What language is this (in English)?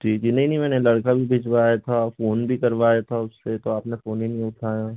Hindi